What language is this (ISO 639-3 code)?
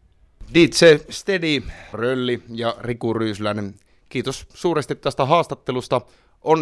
fin